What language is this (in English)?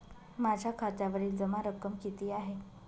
Marathi